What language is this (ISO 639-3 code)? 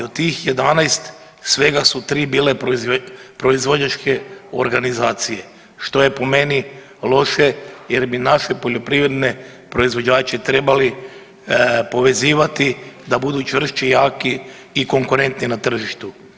hrv